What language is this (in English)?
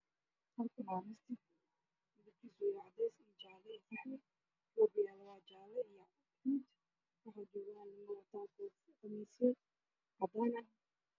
Somali